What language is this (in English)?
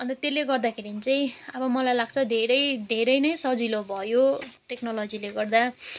Nepali